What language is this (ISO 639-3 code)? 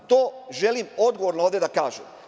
srp